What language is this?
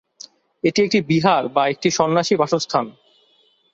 Bangla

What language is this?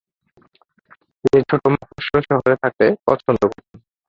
Bangla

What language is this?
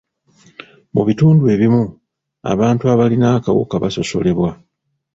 Ganda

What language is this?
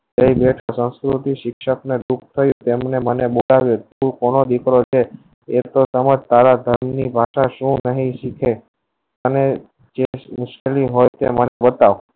Gujarati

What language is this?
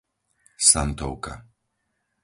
Slovak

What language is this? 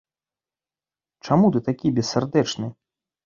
Belarusian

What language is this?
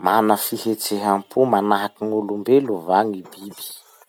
Masikoro Malagasy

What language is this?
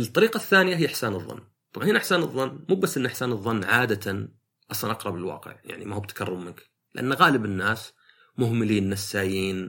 Arabic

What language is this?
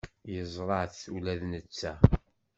Kabyle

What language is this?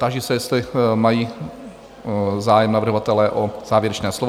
Czech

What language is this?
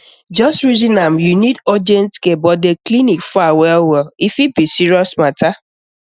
Nigerian Pidgin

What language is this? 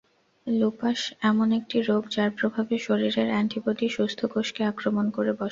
Bangla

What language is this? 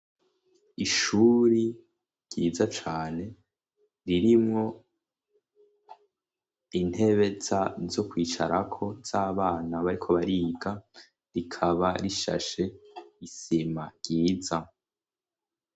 Rundi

